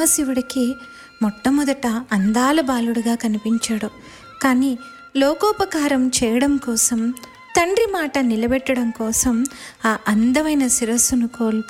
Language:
Telugu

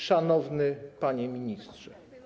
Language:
Polish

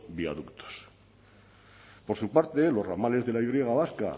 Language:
Spanish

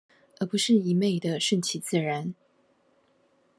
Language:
Chinese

